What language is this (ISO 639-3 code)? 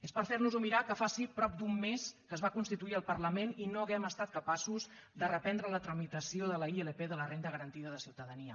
cat